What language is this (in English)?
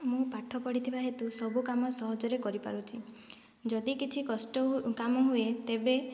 Odia